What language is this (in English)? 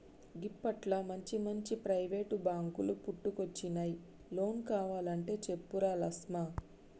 Telugu